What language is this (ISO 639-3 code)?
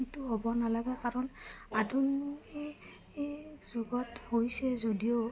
asm